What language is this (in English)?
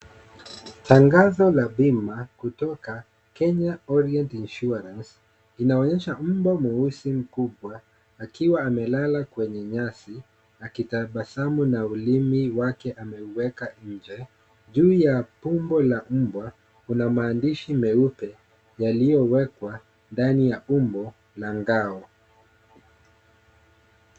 Swahili